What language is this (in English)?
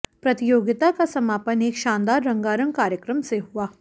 Hindi